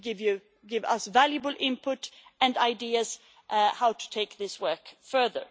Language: English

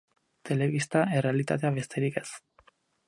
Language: Basque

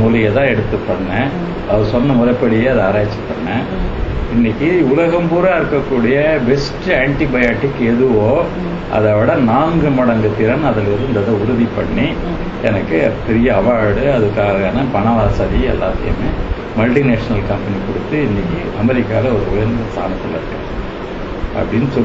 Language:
Tamil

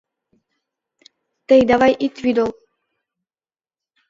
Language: Mari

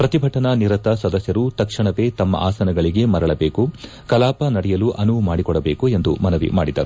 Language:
Kannada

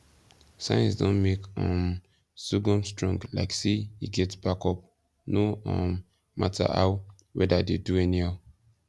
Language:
Nigerian Pidgin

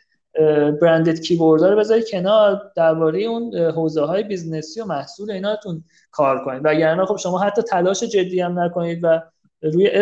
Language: Persian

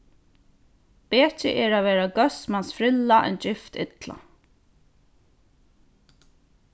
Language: Faroese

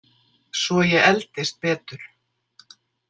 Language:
Icelandic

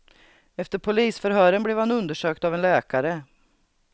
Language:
Swedish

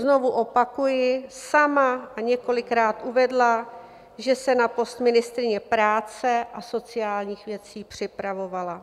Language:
Czech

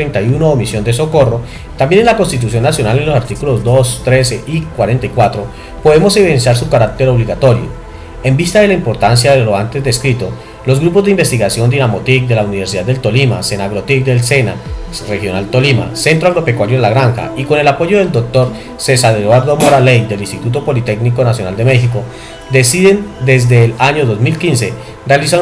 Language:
Spanish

